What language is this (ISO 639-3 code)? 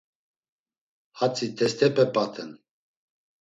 lzz